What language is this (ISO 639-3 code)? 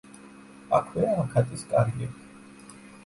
kat